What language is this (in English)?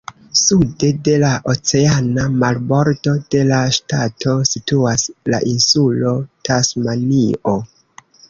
Esperanto